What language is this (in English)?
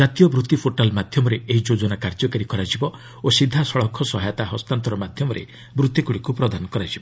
Odia